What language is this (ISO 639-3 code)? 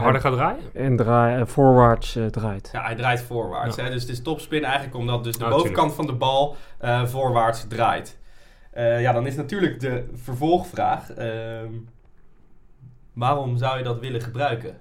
nld